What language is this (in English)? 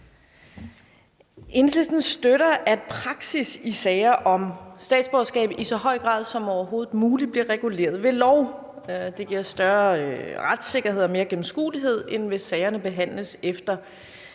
Danish